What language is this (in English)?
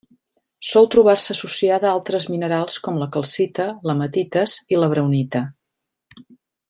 Catalan